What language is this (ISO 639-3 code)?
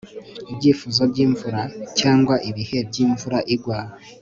kin